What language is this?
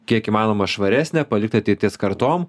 Lithuanian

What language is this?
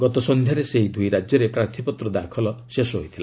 Odia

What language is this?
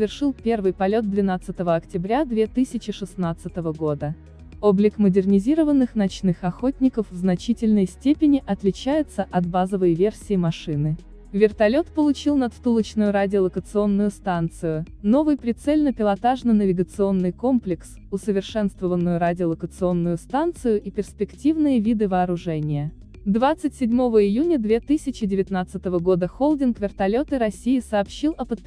Russian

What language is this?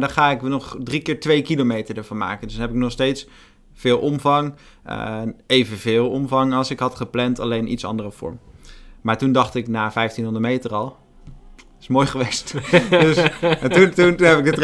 Dutch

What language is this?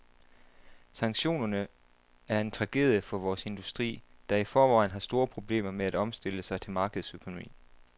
Danish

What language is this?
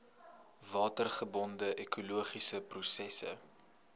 Afrikaans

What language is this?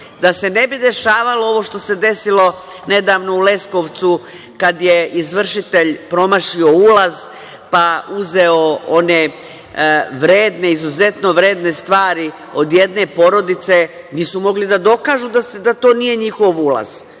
Serbian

